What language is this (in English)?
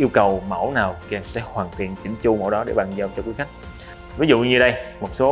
Vietnamese